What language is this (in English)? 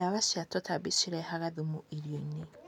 Kikuyu